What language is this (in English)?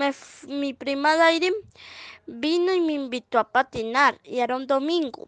Spanish